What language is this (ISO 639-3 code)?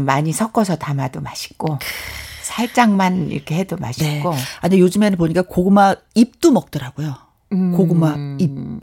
kor